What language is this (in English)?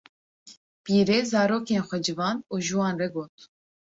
Kurdish